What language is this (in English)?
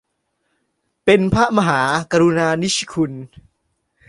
Thai